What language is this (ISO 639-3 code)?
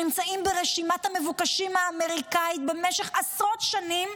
heb